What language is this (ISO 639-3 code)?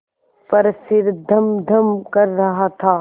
hin